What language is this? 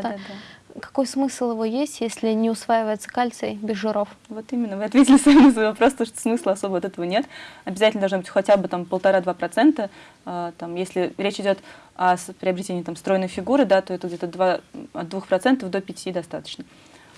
Russian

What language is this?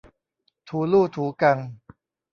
Thai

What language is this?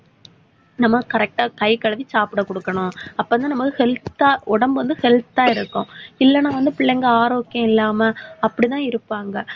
Tamil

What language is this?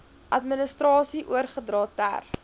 Afrikaans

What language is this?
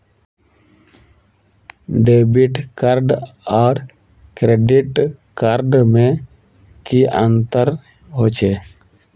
Magahi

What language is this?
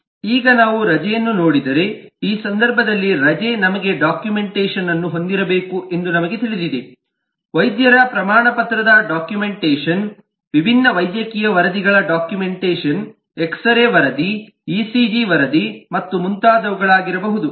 Kannada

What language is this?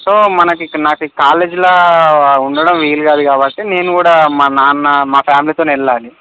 Telugu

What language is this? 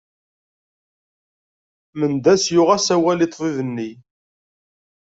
Kabyle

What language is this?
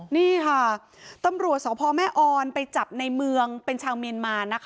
Thai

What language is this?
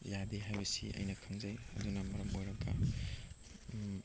Manipuri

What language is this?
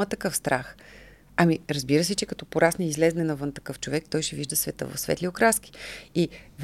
Bulgarian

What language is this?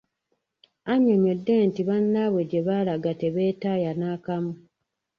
Ganda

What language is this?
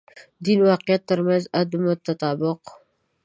Pashto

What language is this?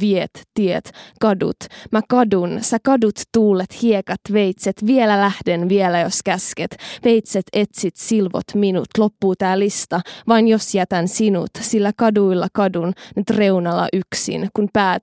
Finnish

